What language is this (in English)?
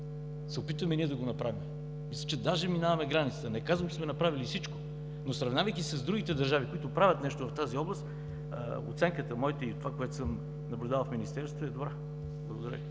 Bulgarian